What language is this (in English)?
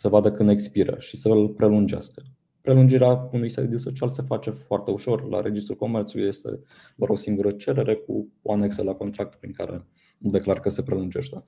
Romanian